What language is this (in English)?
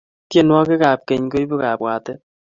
Kalenjin